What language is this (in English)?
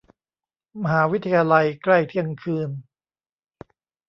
Thai